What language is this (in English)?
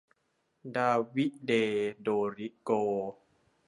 Thai